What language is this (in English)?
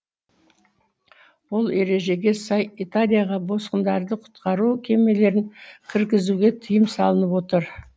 Kazakh